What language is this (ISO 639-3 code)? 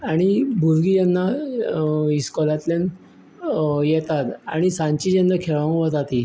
kok